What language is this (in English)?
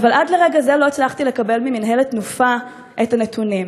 Hebrew